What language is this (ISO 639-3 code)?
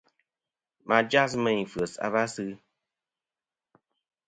bkm